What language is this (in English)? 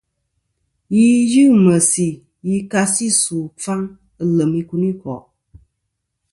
Kom